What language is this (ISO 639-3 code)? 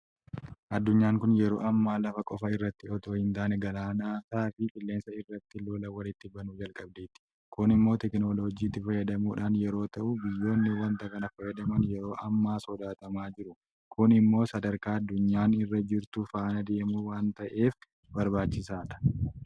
orm